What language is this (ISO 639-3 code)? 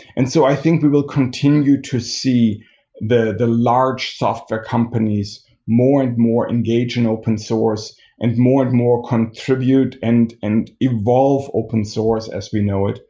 eng